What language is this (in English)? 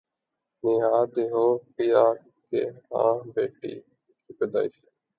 Urdu